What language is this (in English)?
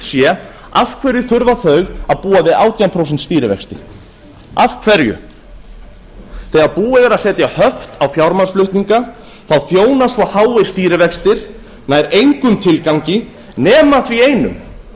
Icelandic